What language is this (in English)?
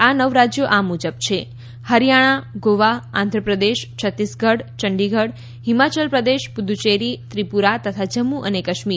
Gujarati